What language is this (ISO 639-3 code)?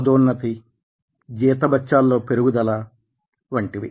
tel